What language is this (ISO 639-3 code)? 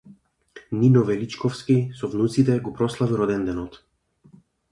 mkd